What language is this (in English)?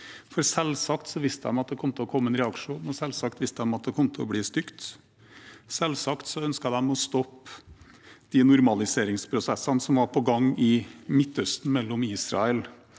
Norwegian